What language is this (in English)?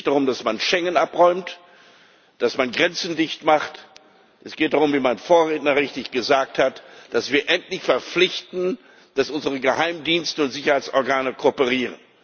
German